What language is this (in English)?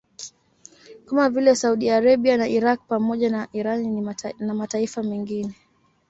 Swahili